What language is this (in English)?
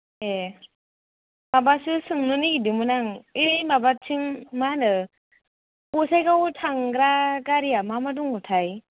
Bodo